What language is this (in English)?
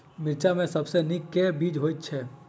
Maithili